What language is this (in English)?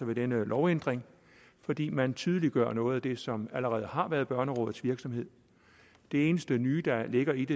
Danish